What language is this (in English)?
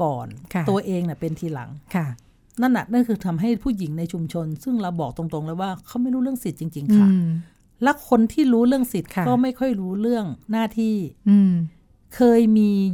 Thai